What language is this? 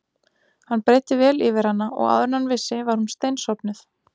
Icelandic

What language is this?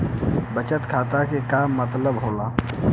Bhojpuri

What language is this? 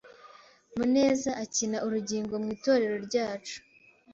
Kinyarwanda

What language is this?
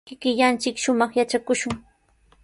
Sihuas Ancash Quechua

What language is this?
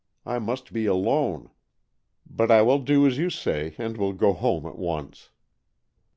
English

